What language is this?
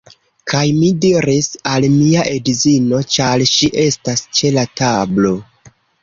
Esperanto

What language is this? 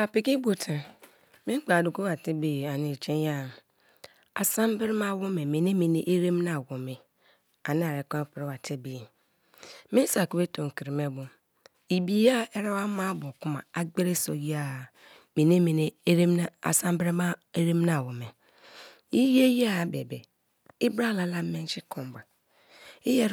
Kalabari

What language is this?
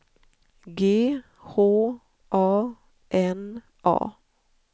Swedish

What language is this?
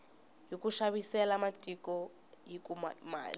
Tsonga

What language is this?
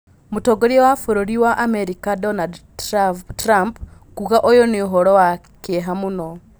Kikuyu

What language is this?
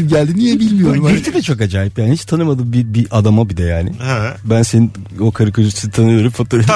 Turkish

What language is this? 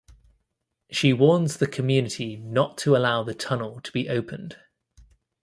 English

